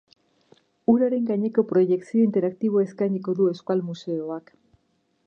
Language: Basque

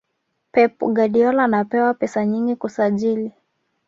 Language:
Swahili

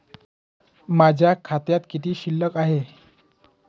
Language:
Marathi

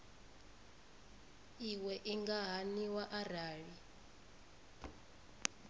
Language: Venda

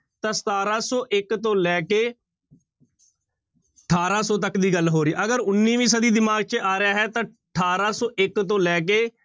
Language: Punjabi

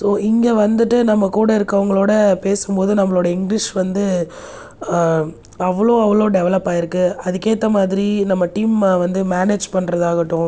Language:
Tamil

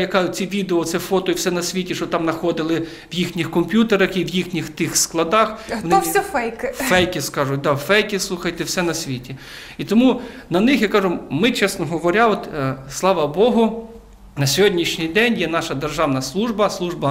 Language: Ukrainian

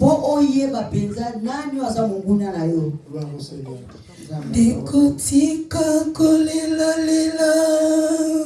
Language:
French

